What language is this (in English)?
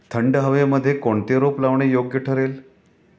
Marathi